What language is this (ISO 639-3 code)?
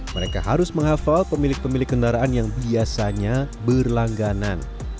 ind